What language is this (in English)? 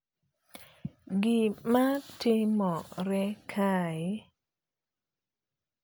Luo (Kenya and Tanzania)